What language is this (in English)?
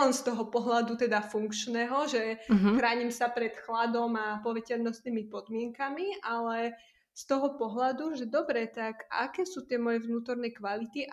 Slovak